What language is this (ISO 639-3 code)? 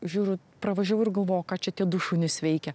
lit